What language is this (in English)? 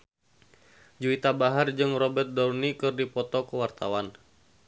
Sundanese